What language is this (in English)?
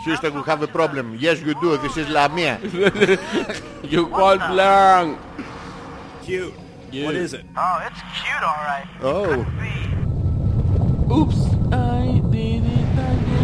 Greek